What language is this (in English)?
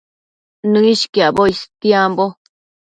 Matsés